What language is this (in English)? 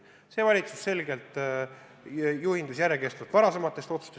Estonian